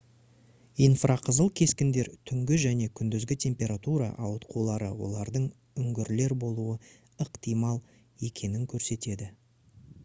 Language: Kazakh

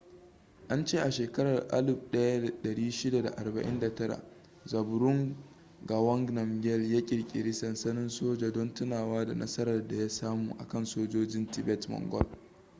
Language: Hausa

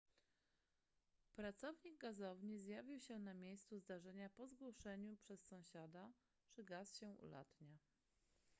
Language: Polish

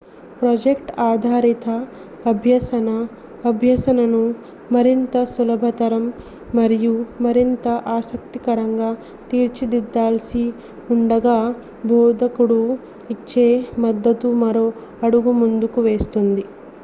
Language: Telugu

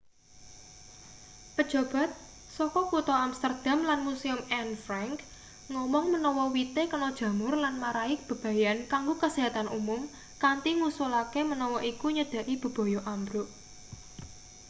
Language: Javanese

